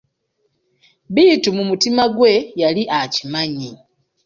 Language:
Ganda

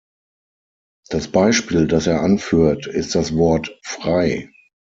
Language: German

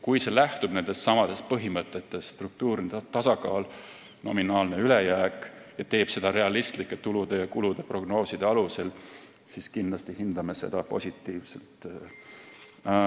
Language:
Estonian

